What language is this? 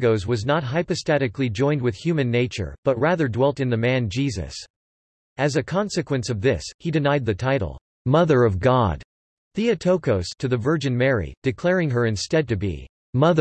English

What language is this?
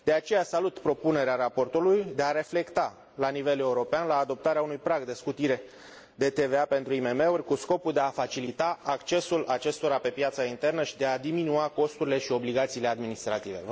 Romanian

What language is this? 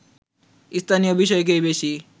Bangla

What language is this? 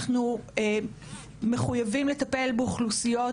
Hebrew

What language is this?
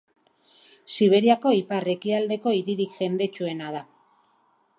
Basque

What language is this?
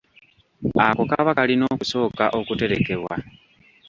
Ganda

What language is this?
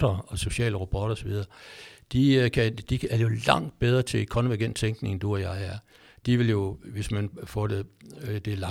Danish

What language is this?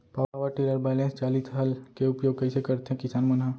Chhattisgarhi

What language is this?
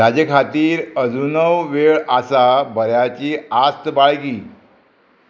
Konkani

